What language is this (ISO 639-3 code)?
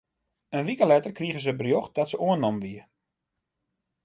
fry